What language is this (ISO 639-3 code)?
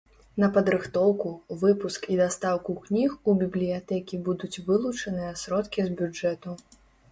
bel